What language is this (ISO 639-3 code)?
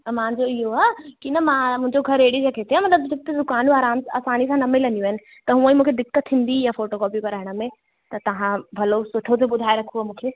snd